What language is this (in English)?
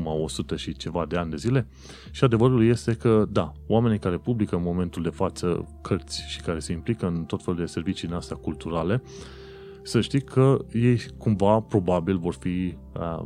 Romanian